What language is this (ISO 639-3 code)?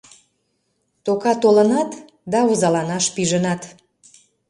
chm